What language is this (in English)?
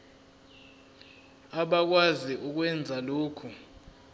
Zulu